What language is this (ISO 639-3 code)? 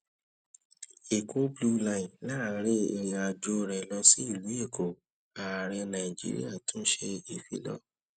yor